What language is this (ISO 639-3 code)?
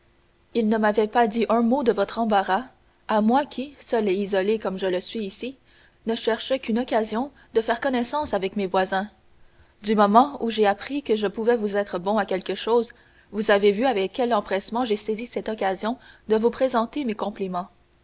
fra